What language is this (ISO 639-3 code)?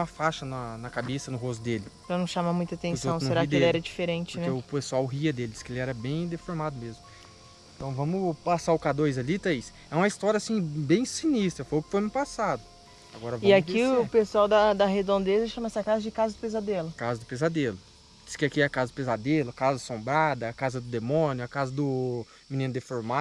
por